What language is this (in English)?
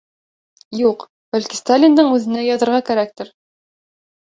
Bashkir